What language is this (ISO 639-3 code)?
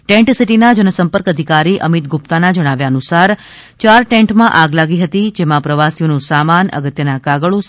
guj